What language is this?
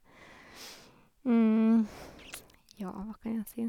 Norwegian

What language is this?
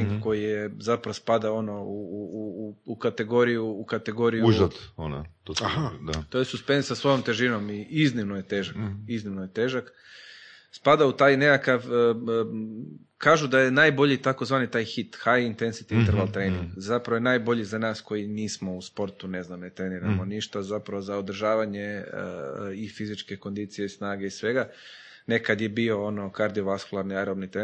Croatian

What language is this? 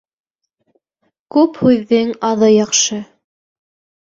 Bashkir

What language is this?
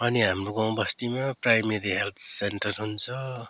Nepali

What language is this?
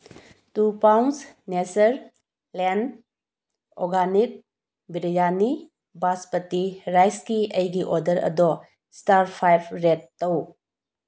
Manipuri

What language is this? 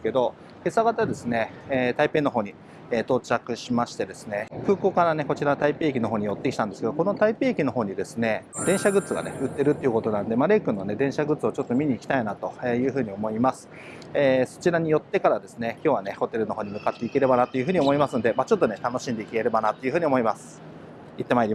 Japanese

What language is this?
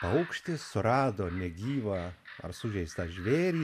Lithuanian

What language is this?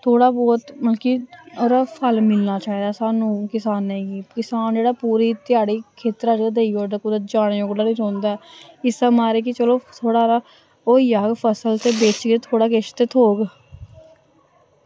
Dogri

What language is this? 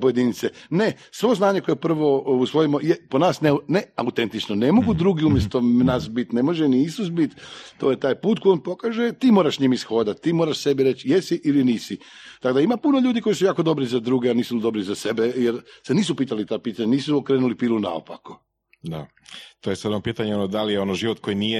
Croatian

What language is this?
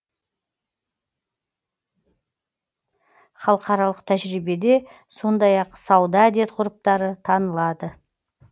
Kazakh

